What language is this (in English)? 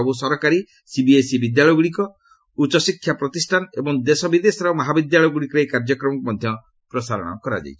Odia